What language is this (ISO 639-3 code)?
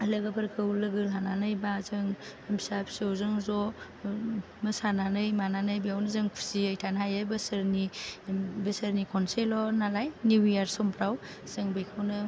brx